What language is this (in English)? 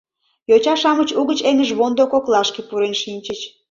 Mari